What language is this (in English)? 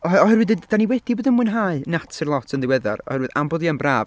Welsh